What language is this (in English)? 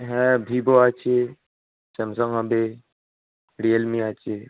Bangla